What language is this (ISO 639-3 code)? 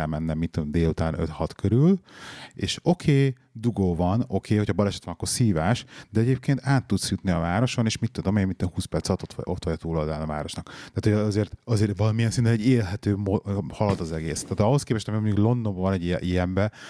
hun